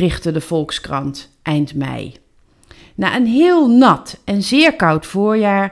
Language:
Dutch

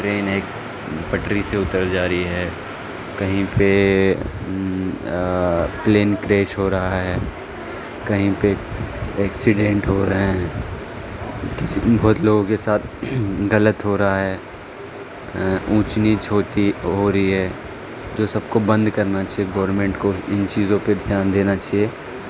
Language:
Urdu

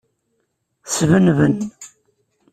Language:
Kabyle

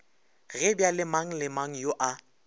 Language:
Northern Sotho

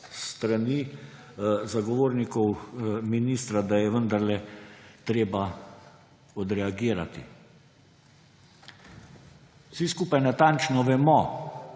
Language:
Slovenian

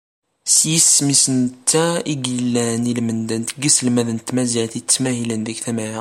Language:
Kabyle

